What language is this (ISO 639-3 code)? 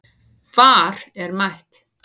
isl